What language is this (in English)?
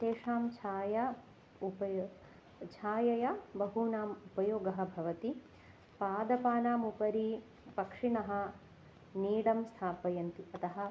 Sanskrit